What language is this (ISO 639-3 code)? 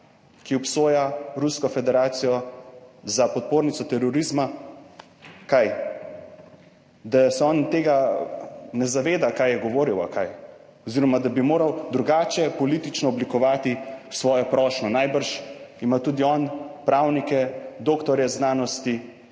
slv